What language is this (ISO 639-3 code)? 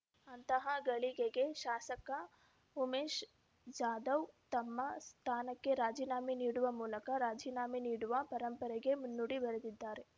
kan